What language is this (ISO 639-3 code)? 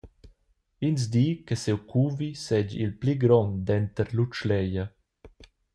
roh